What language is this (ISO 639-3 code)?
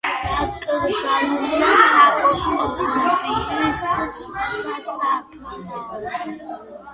kat